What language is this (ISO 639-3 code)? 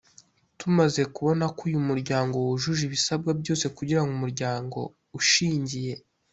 kin